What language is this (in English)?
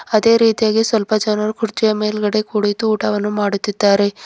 Kannada